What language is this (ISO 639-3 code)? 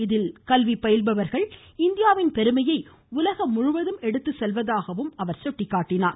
tam